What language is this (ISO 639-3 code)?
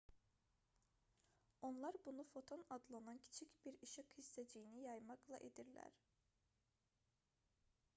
aze